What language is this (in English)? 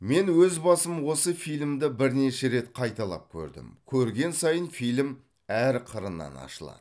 Kazakh